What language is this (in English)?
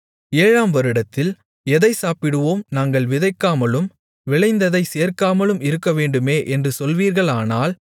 Tamil